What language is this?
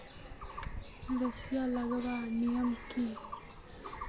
Magahi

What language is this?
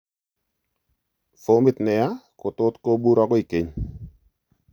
Kalenjin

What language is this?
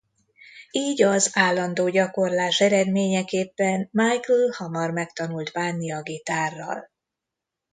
Hungarian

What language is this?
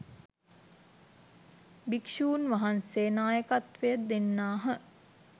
Sinhala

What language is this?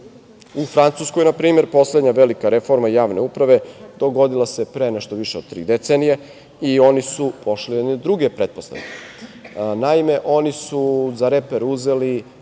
Serbian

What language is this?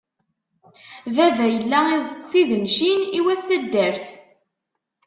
Kabyle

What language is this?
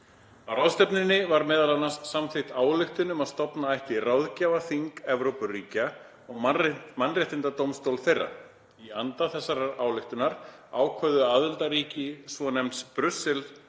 Icelandic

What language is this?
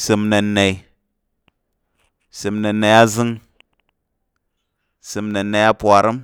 Tarok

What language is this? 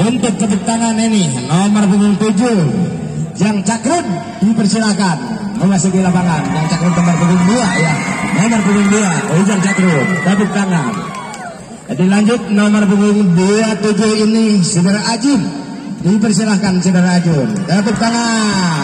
Indonesian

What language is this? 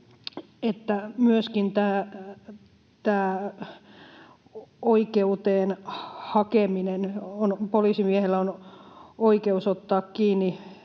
Finnish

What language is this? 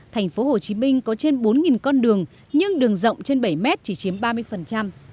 Vietnamese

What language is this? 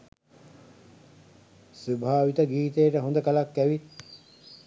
Sinhala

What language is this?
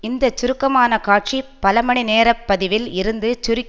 Tamil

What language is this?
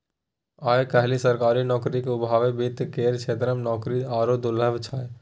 Maithili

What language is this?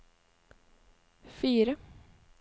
Norwegian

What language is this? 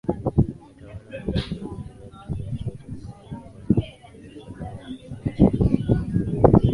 Swahili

